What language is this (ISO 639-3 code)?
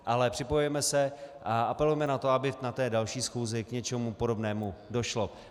ces